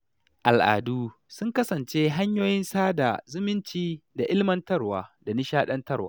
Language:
Hausa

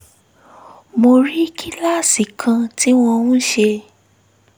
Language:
Yoruba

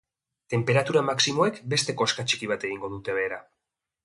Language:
Basque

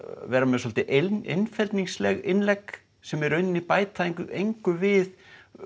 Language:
Icelandic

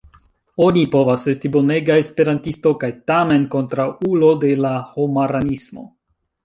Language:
Esperanto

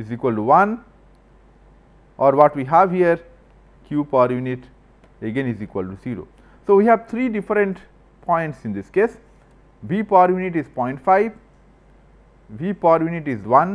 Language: English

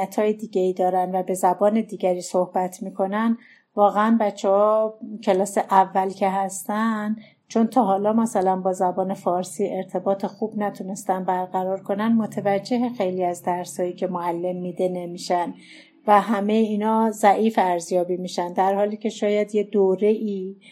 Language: Persian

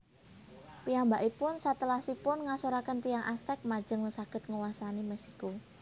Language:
Javanese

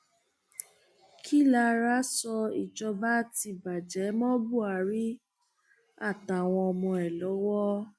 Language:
Yoruba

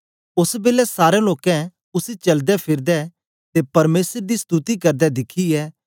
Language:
Dogri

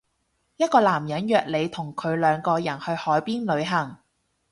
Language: Cantonese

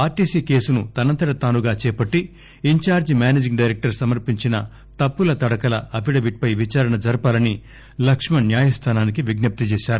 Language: Telugu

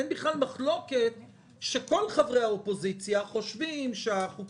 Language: Hebrew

